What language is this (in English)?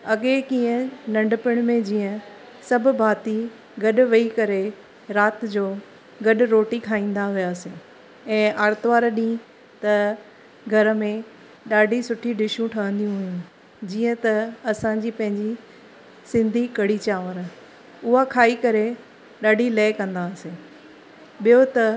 Sindhi